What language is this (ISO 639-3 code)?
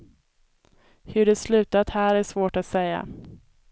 swe